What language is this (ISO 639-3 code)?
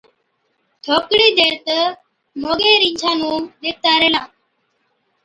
odk